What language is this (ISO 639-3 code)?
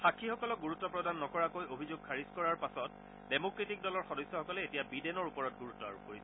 asm